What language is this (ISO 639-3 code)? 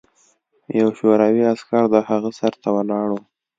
pus